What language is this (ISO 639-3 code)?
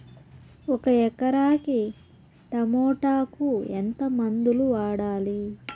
tel